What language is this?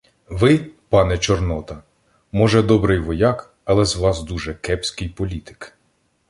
Ukrainian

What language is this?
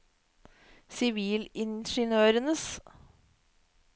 Norwegian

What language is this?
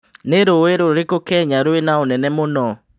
Kikuyu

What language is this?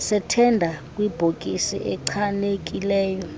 Xhosa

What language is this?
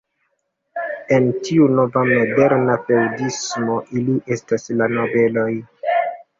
Esperanto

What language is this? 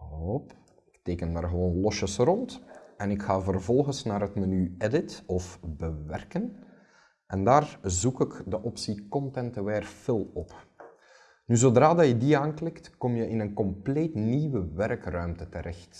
Dutch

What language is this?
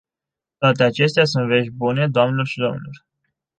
Romanian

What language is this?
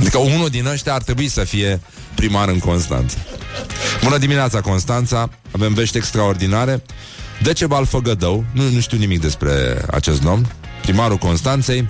Romanian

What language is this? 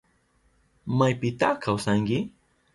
Southern Pastaza Quechua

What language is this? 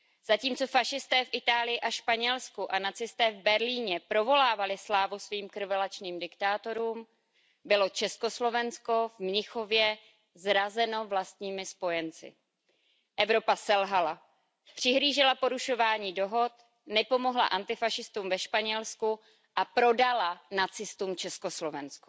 Czech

